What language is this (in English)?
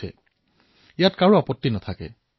Assamese